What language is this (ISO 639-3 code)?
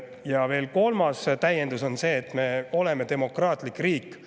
est